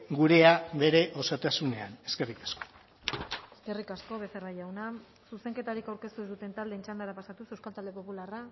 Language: Basque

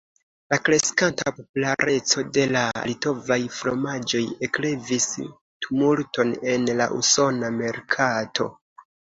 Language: Esperanto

